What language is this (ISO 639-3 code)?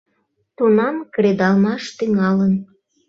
chm